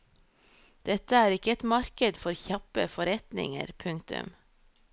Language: Norwegian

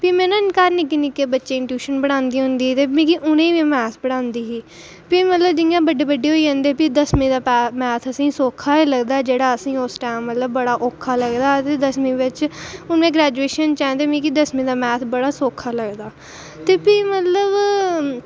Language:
Dogri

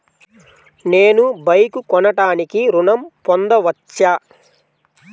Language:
Telugu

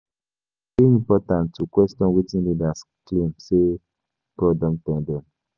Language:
Nigerian Pidgin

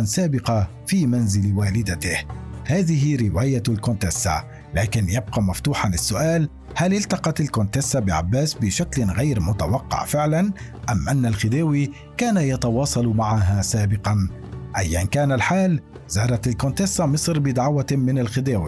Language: Arabic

